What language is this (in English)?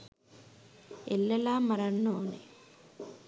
Sinhala